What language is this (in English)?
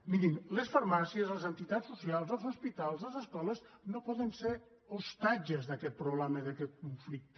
Catalan